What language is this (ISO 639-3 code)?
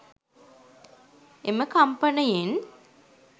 sin